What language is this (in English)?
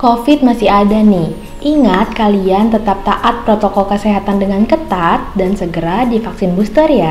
Indonesian